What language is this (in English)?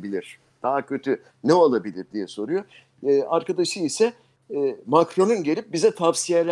Turkish